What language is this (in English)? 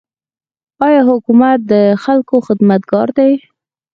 Pashto